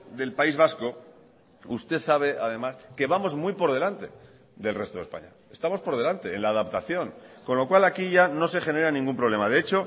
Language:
Spanish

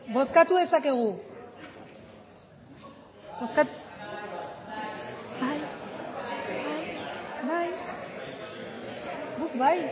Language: Basque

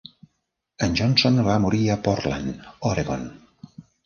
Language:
Catalan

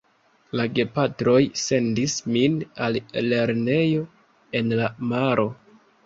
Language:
Esperanto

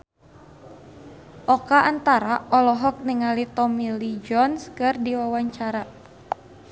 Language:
Sundanese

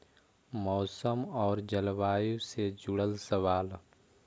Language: Magahi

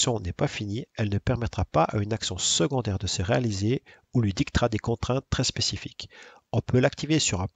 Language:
French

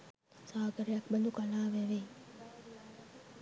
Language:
Sinhala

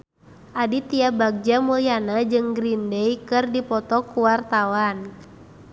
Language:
Sundanese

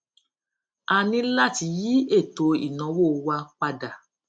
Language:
Yoruba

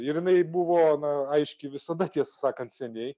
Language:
Lithuanian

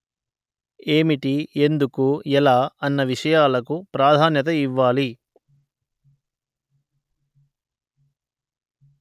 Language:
Telugu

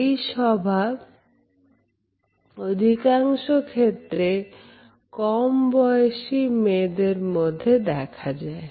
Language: Bangla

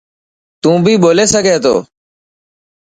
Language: Dhatki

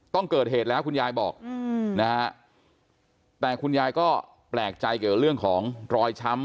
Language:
Thai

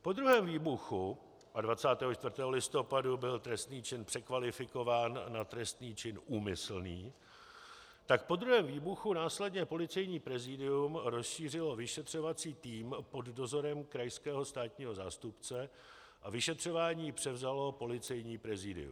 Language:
Czech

